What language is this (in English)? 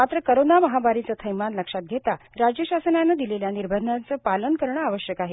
Marathi